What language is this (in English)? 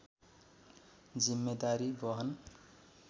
Nepali